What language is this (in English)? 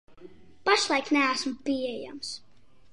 Latvian